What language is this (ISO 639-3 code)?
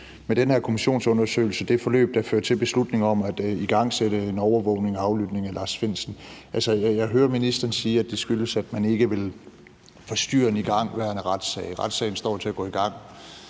dan